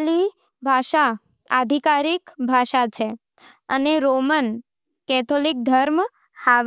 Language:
Nimadi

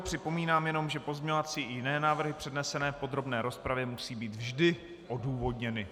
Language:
Czech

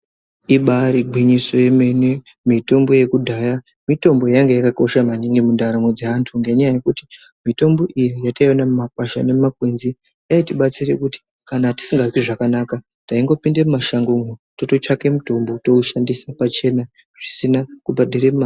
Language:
Ndau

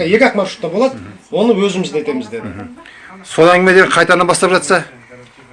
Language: Kazakh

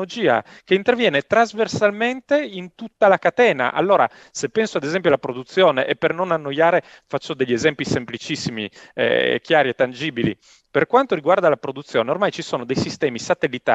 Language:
Italian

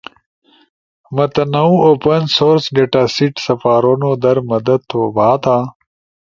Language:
Ushojo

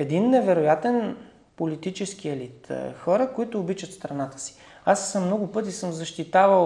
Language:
Bulgarian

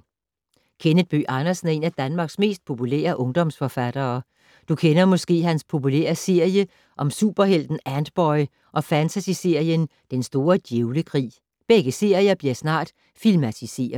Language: Danish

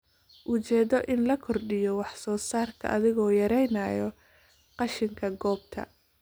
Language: Somali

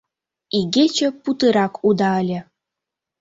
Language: Mari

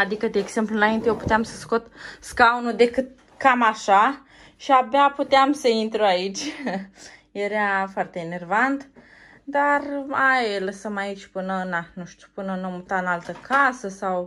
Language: Romanian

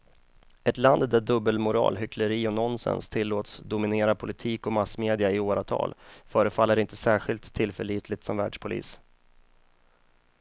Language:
Swedish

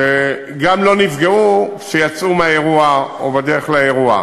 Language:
Hebrew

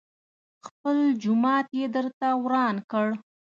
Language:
Pashto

